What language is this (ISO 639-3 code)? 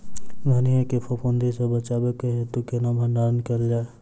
mai